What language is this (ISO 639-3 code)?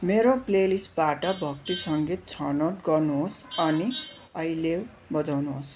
nep